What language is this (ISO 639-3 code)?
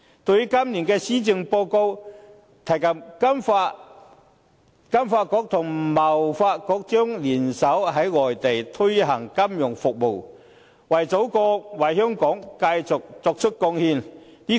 yue